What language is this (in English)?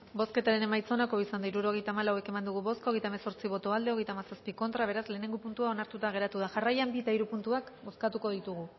Basque